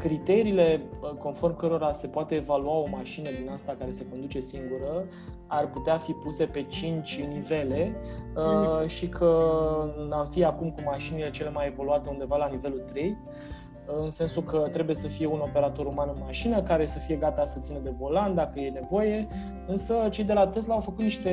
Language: Romanian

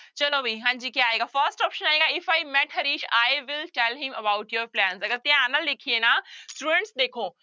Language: Punjabi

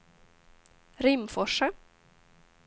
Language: Swedish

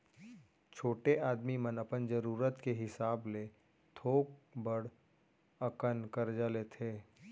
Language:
Chhattisgarhi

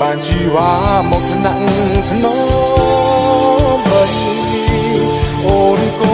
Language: Vietnamese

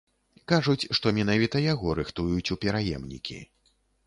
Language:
Belarusian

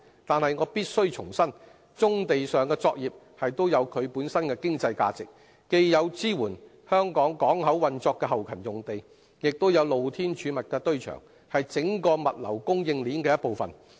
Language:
Cantonese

